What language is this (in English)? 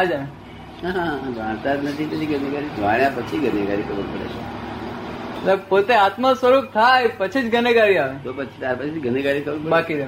Gujarati